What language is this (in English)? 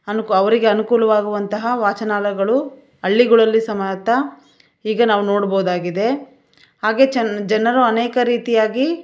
Kannada